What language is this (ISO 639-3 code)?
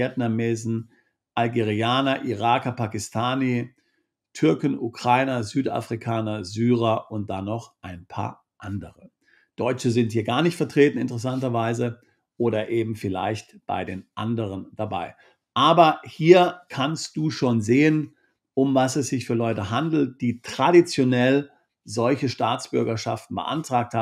deu